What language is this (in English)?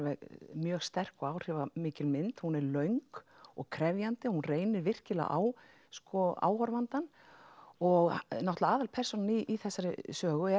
Icelandic